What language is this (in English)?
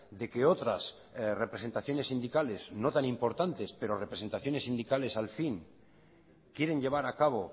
Spanish